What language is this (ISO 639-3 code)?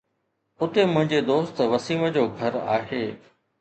snd